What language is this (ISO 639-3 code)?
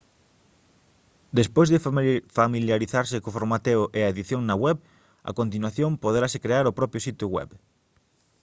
glg